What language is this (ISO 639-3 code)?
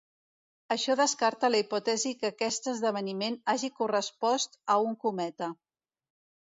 cat